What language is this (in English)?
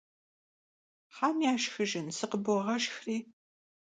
Kabardian